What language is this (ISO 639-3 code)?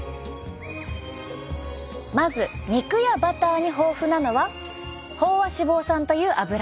jpn